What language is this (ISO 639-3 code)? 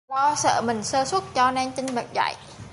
vie